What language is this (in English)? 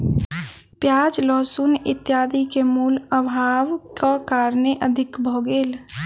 Maithili